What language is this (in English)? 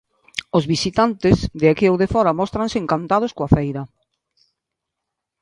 Galician